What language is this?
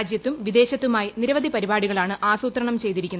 Malayalam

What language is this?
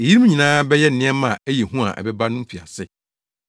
Akan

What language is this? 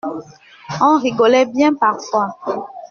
French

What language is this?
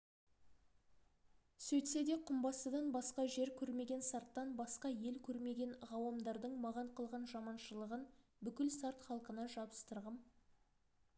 Kazakh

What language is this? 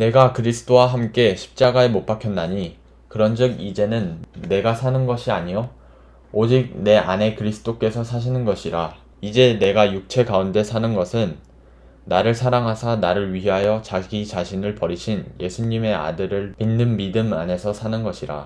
Korean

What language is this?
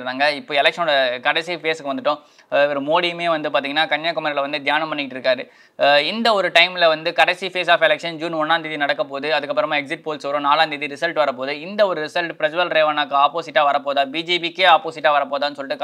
Tamil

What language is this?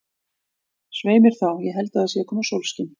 Icelandic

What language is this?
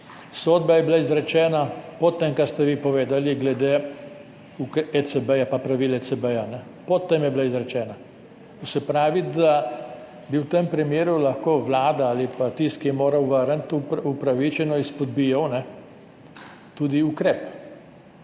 Slovenian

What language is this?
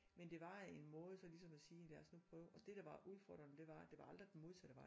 Danish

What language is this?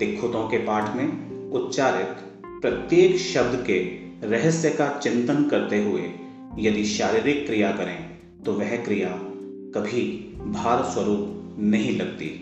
Hindi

